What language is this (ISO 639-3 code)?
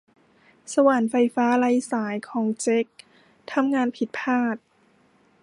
tha